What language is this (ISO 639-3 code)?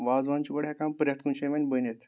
kas